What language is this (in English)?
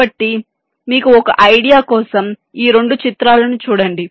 Telugu